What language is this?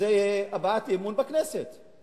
Hebrew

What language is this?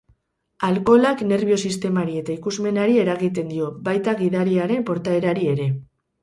Basque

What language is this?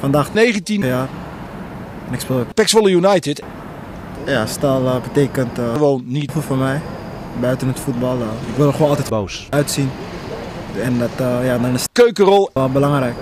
Dutch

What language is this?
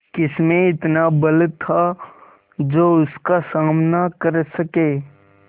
Hindi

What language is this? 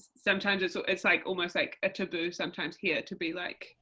English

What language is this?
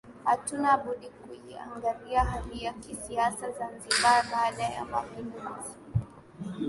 Swahili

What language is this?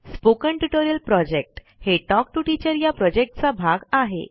Marathi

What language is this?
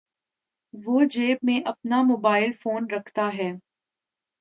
Urdu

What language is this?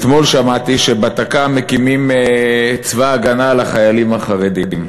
Hebrew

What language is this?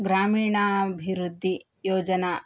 Sanskrit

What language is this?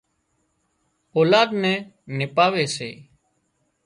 Wadiyara Koli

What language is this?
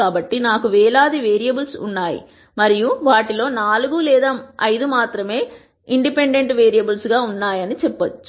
Telugu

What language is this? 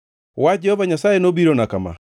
Luo (Kenya and Tanzania)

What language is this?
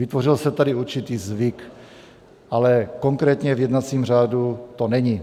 Czech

